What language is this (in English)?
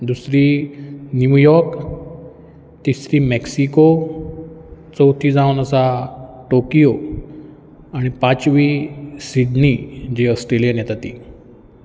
Konkani